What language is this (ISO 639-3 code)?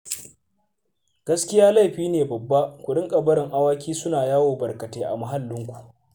hau